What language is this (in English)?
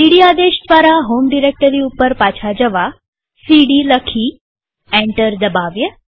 Gujarati